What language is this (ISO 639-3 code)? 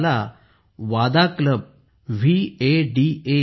mar